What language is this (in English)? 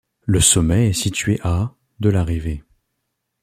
French